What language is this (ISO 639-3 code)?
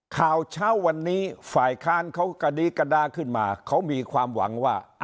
tha